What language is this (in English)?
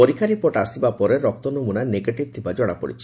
Odia